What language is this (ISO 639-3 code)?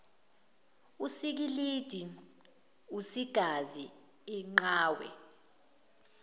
zul